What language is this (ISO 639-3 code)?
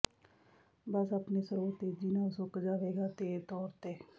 pan